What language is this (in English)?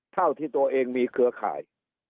Thai